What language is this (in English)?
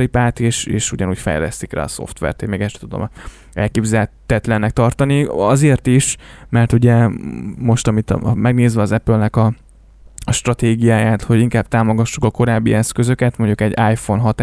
Hungarian